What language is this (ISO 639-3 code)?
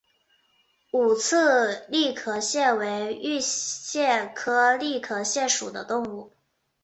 zho